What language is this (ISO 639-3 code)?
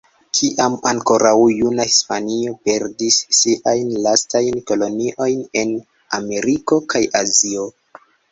epo